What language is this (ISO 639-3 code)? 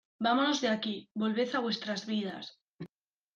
spa